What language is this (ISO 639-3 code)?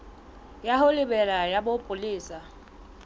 sot